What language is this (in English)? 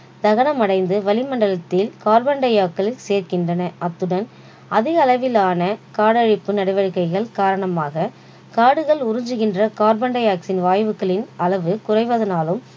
Tamil